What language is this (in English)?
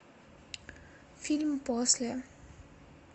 Russian